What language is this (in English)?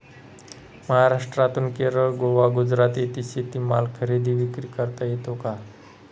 Marathi